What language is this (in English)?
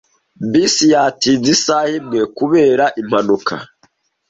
Kinyarwanda